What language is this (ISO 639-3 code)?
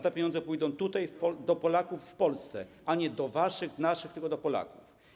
pol